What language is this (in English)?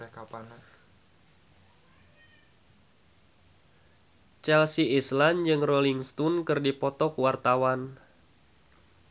Sundanese